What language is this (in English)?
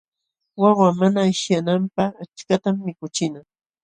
Jauja Wanca Quechua